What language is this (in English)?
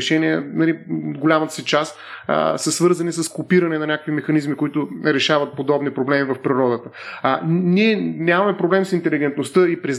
Bulgarian